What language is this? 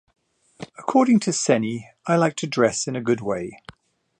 English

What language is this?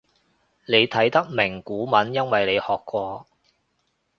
Cantonese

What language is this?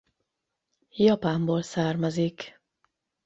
Hungarian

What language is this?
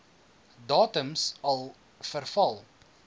Afrikaans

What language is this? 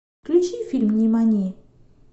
Russian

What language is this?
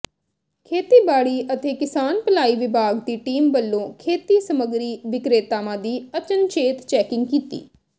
Punjabi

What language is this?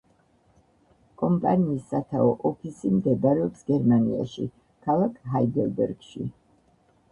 Georgian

